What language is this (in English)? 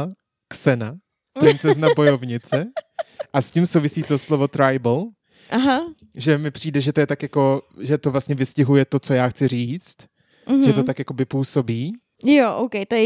Czech